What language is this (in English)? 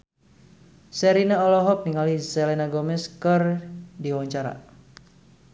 Sundanese